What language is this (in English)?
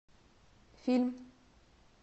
Russian